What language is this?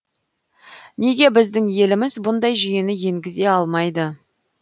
Kazakh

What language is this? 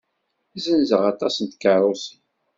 Kabyle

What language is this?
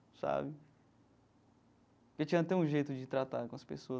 Portuguese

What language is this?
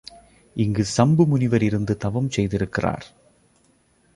Tamil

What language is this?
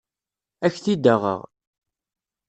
Kabyle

